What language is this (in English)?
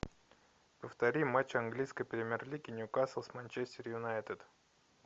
Russian